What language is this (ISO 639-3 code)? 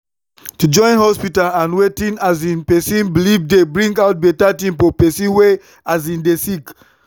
pcm